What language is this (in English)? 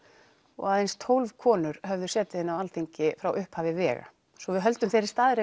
Icelandic